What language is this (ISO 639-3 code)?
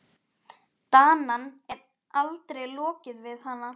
isl